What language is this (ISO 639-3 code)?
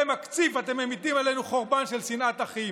heb